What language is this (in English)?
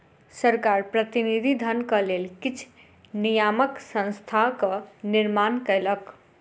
Maithili